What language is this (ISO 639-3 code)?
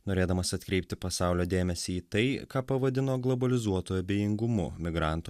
lit